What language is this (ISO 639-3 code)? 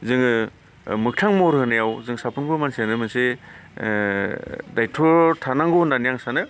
brx